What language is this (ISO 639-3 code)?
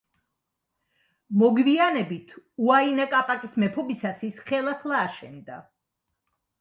kat